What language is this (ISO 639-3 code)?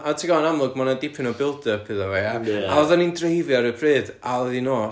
cym